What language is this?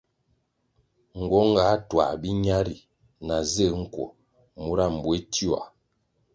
Kwasio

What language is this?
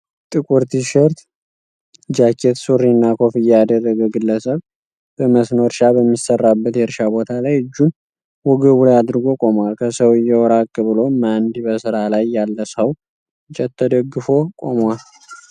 Amharic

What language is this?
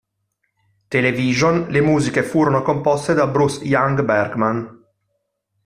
Italian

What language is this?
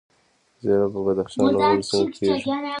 Pashto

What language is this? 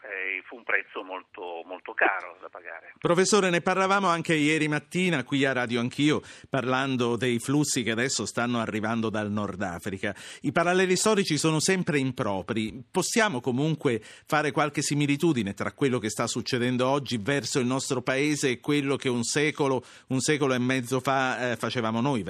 Italian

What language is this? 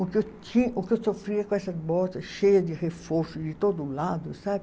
Portuguese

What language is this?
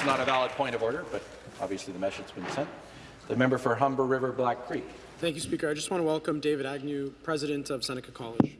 English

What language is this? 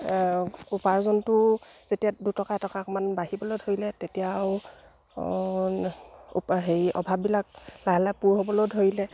Assamese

